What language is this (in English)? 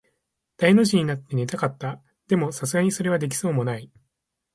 Japanese